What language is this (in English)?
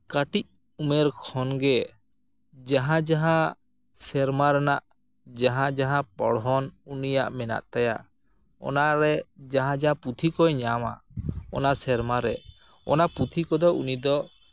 Santali